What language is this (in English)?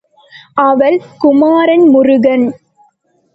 Tamil